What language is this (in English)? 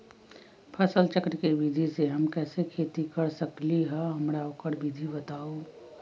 Magahi